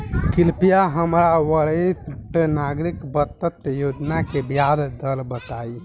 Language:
Bhojpuri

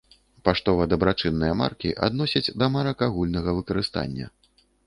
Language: Belarusian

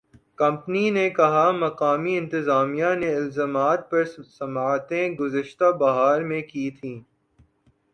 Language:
Urdu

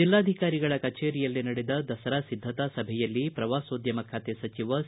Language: Kannada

